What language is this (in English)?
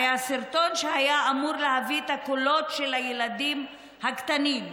Hebrew